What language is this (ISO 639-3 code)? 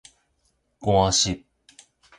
nan